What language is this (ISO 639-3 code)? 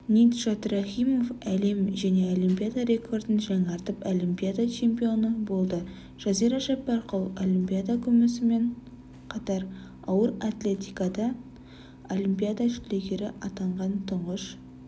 kaz